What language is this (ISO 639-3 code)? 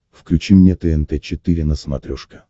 rus